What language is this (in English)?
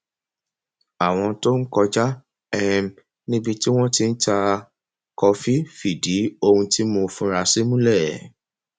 Yoruba